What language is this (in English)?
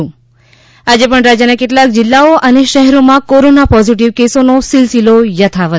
Gujarati